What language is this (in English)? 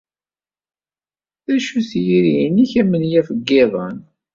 Kabyle